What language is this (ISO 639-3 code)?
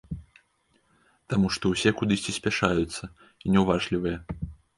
bel